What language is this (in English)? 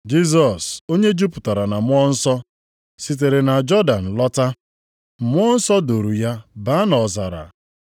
Igbo